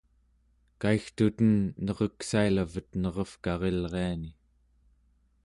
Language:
Central Yupik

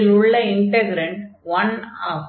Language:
Tamil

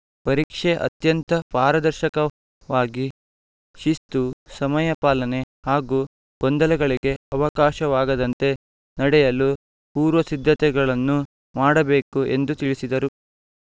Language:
Kannada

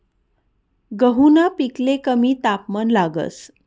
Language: Marathi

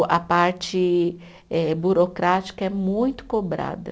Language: Portuguese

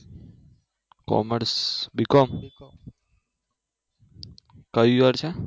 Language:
Gujarati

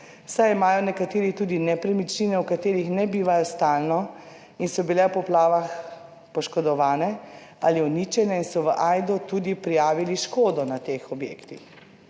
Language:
Slovenian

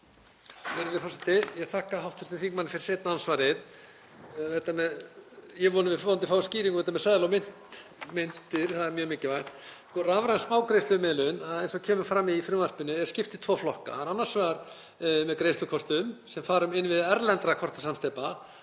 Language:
Icelandic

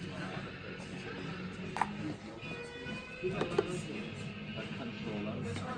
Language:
Korean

